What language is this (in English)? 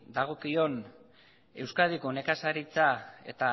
Basque